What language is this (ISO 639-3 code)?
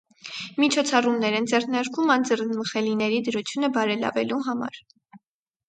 hye